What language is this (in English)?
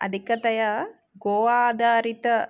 Sanskrit